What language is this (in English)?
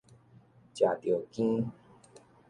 Min Nan Chinese